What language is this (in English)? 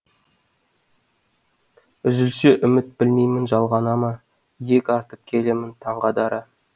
Kazakh